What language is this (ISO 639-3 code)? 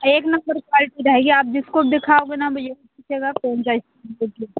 hin